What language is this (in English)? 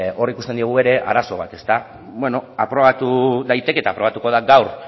Basque